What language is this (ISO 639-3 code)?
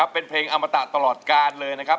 tha